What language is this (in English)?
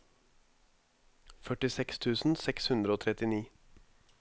Norwegian